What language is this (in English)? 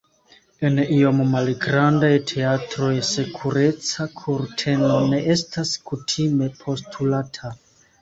Esperanto